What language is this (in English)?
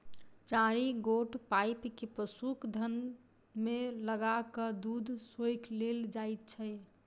Maithili